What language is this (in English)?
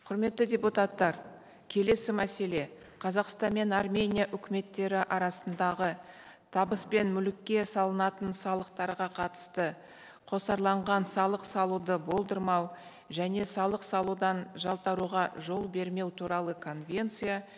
Kazakh